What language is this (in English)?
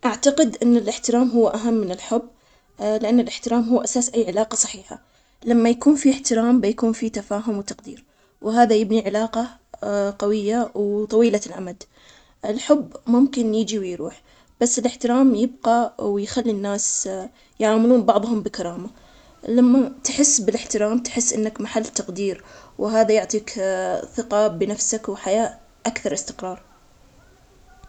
Omani Arabic